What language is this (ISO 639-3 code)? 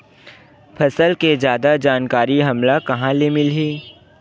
hne